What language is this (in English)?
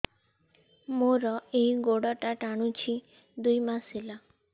Odia